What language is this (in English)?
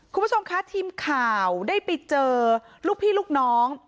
Thai